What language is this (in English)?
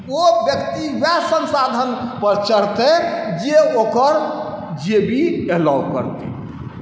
Maithili